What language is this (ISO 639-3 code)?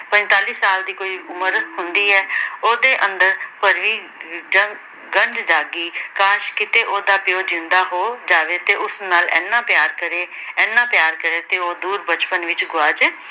pan